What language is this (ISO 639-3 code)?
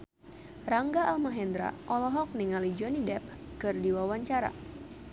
sun